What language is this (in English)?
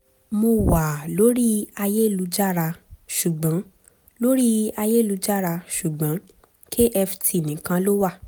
Yoruba